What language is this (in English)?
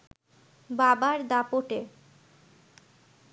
Bangla